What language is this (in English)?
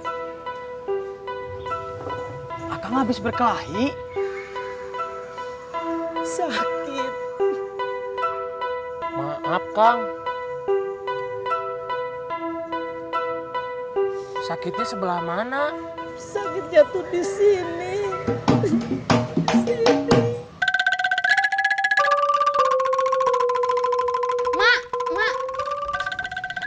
Indonesian